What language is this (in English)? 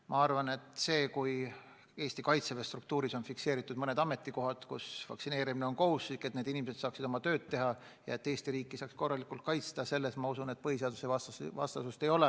Estonian